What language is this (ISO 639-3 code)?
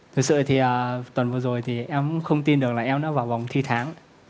vie